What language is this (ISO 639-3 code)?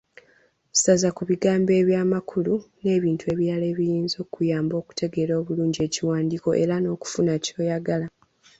lug